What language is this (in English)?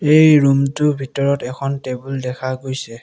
Assamese